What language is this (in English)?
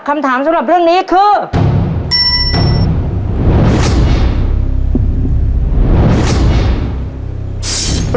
Thai